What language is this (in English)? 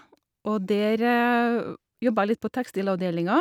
Norwegian